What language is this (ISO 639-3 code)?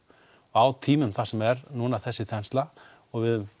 isl